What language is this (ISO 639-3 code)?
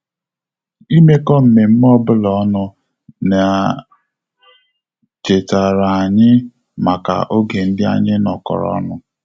ibo